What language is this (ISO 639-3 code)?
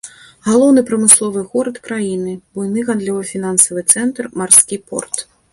bel